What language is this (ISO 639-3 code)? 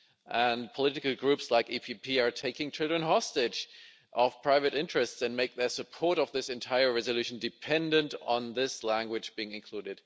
eng